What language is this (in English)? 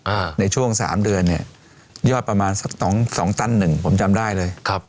Thai